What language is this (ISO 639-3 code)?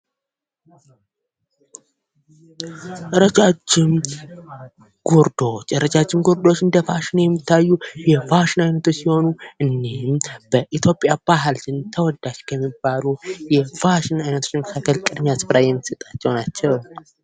amh